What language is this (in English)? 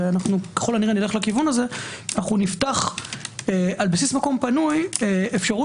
Hebrew